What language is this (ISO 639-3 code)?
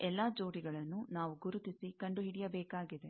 kan